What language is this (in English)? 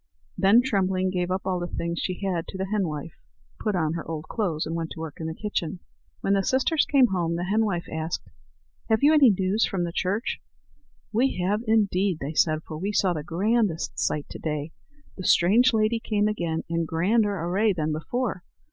English